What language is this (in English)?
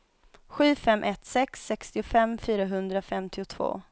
Swedish